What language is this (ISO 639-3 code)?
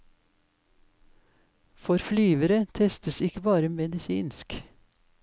nor